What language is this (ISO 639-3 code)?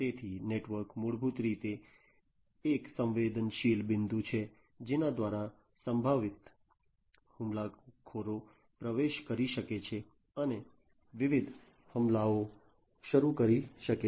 guj